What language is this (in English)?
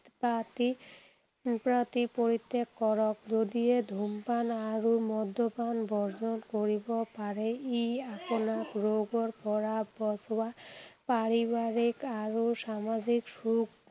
Assamese